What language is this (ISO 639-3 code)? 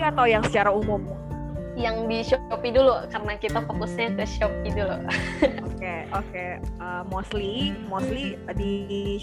ind